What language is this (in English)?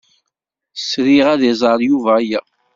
Kabyle